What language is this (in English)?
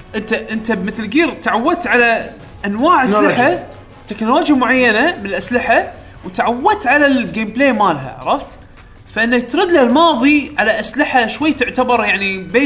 Arabic